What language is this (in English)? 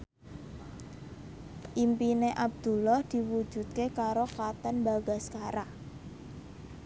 Javanese